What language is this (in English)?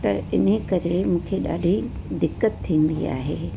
Sindhi